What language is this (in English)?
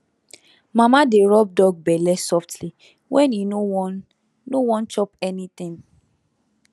Nigerian Pidgin